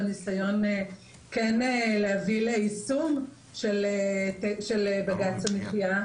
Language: Hebrew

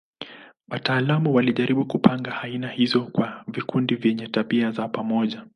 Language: Swahili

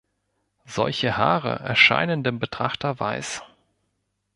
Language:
German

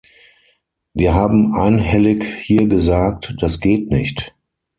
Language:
German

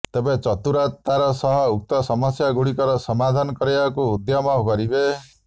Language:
Odia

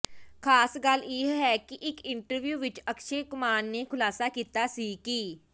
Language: Punjabi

